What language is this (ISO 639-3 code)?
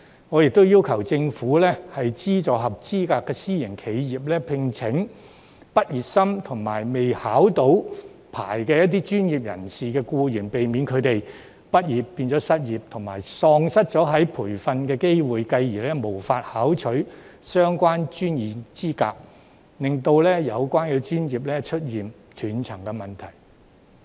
yue